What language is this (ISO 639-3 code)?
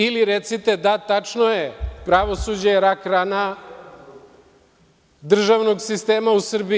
srp